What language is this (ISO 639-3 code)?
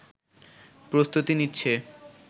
ben